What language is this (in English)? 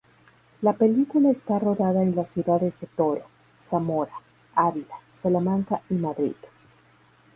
Spanish